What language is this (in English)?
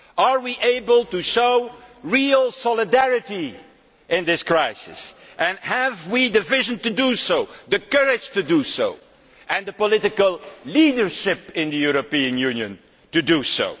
English